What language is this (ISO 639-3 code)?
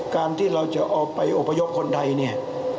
tha